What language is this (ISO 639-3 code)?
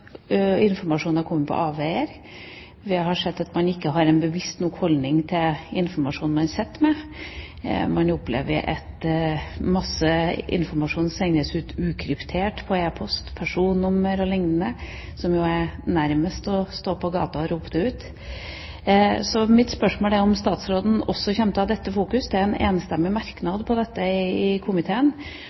nob